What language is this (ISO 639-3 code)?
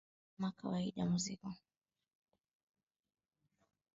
swa